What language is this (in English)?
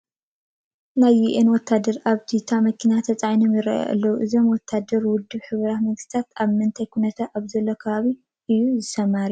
Tigrinya